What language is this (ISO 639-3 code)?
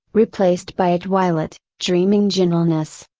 eng